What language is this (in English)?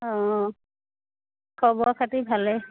Assamese